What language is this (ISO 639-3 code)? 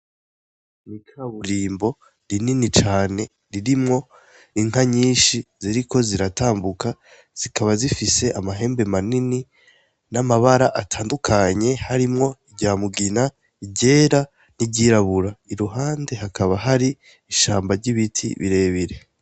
run